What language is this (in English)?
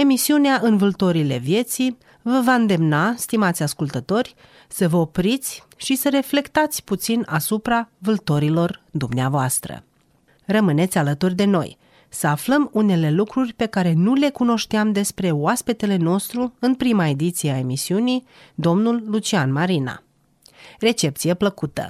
Romanian